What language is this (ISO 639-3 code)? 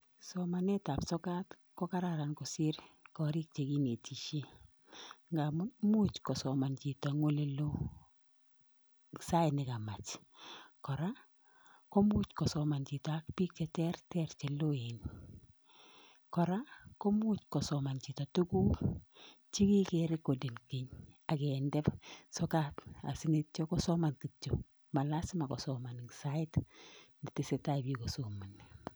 kln